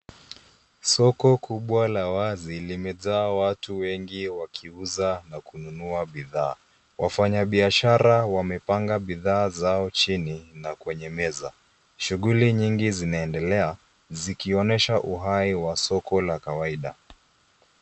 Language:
Swahili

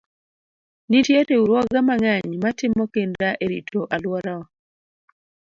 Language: Luo (Kenya and Tanzania)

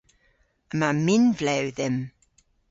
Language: Cornish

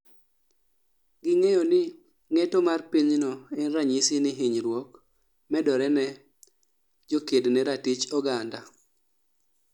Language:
Luo (Kenya and Tanzania)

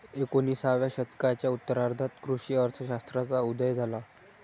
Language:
Marathi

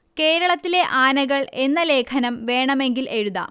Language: Malayalam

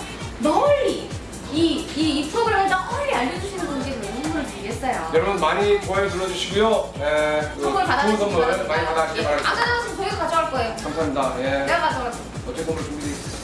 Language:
Korean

